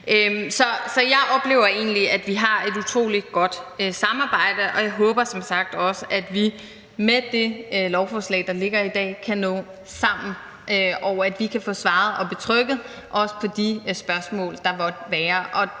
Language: Danish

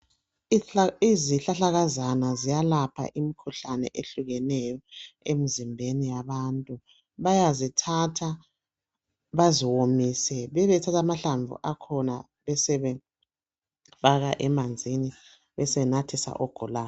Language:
North Ndebele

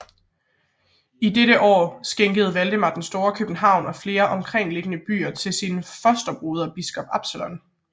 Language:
Danish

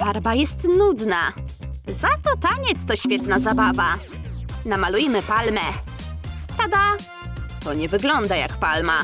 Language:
Polish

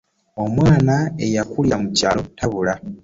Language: Ganda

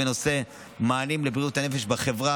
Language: Hebrew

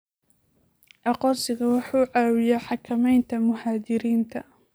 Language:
Somali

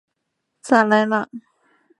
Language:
Chinese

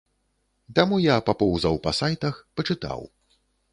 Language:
Belarusian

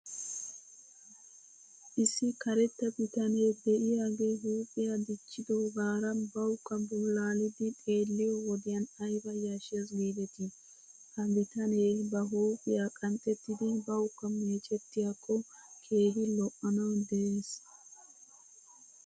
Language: Wolaytta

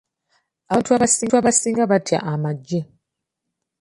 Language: Ganda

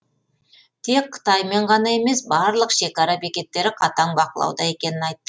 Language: Kazakh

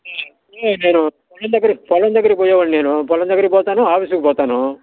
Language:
Telugu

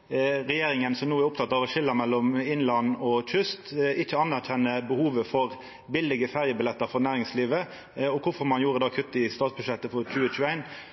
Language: Norwegian Nynorsk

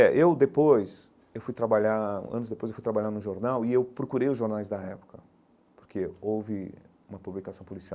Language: Portuguese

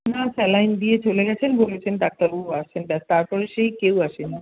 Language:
Bangla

